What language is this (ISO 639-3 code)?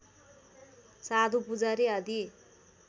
nep